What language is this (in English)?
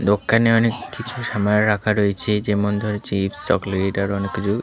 Bangla